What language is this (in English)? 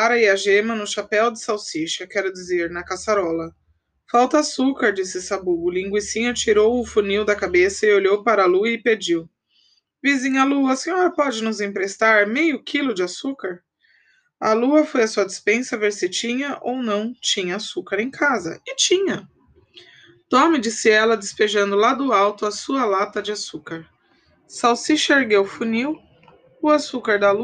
Portuguese